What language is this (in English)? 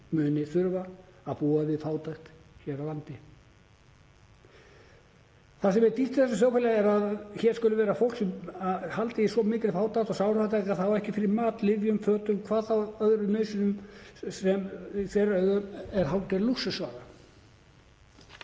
Icelandic